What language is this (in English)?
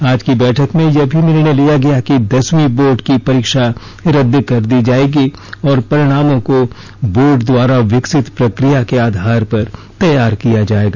Hindi